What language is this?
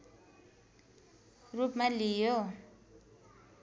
Nepali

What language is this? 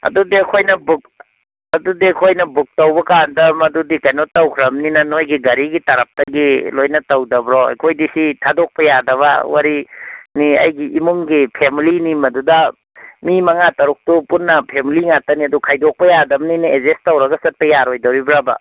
Manipuri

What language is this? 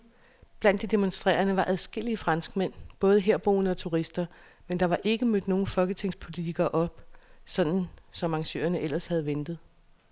Danish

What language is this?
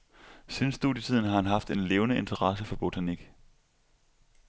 Danish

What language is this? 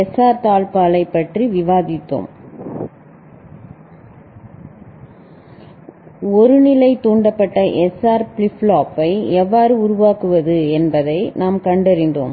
Tamil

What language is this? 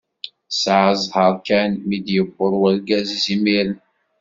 Kabyle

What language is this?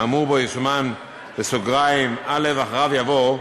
Hebrew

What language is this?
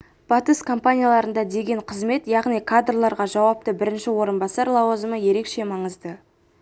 Kazakh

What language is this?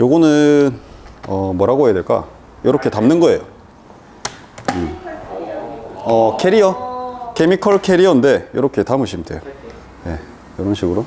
Korean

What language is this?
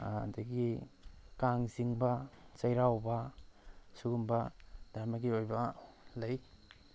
Manipuri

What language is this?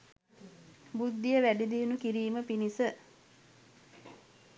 Sinhala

